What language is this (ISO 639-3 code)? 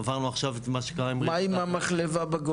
heb